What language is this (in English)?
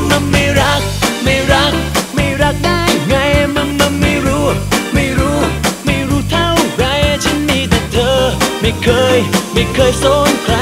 Thai